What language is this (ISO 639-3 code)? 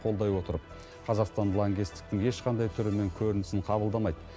kaz